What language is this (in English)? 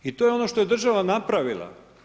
Croatian